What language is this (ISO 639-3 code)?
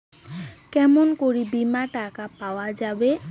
ben